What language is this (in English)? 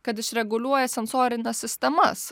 Lithuanian